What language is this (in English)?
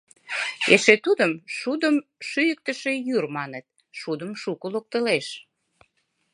Mari